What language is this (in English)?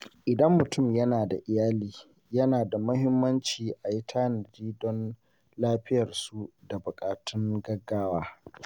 Hausa